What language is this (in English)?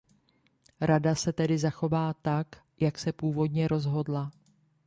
Czech